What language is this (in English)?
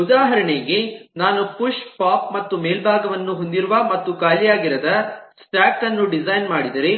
Kannada